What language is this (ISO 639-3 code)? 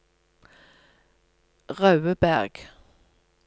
nor